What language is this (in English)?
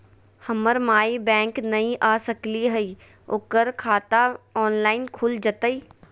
Magahi